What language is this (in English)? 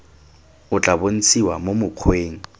Tswana